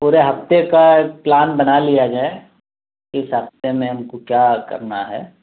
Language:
Urdu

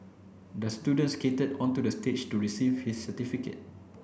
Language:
English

